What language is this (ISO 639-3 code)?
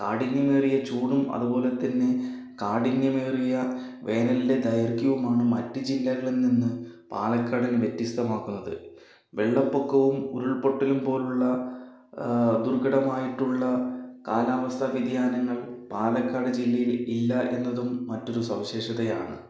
mal